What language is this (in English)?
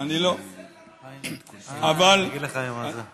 Hebrew